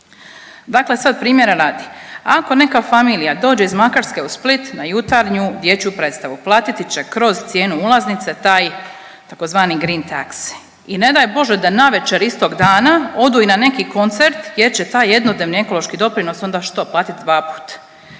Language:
Croatian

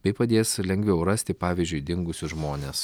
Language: Lithuanian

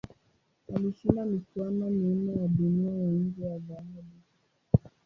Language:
Swahili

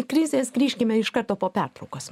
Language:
Lithuanian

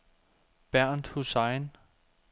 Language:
Danish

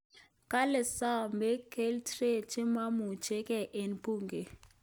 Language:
Kalenjin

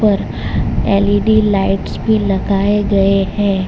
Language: Hindi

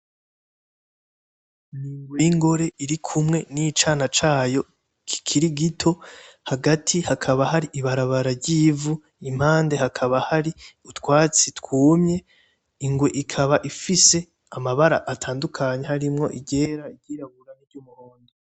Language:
Rundi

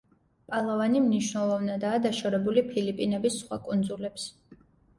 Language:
Georgian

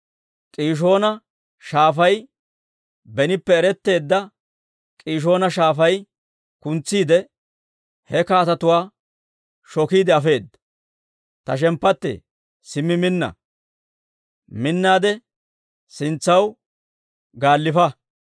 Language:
Dawro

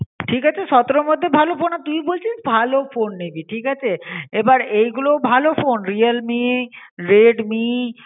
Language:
Bangla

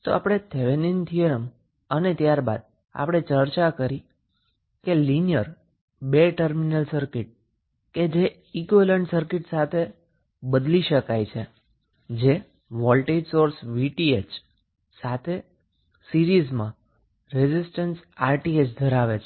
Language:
Gujarati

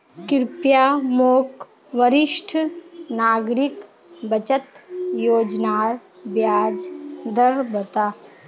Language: Magahi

